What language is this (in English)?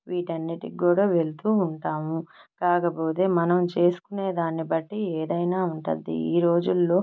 Telugu